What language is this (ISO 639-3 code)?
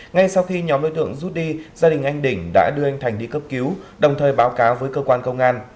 vie